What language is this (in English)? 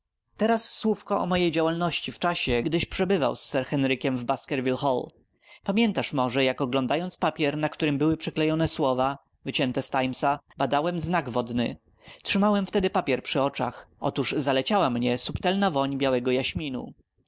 Polish